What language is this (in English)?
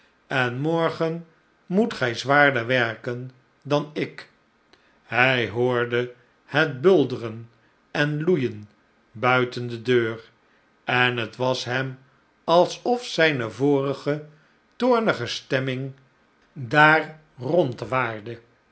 Dutch